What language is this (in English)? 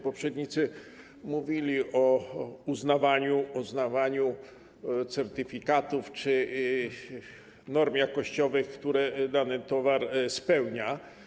Polish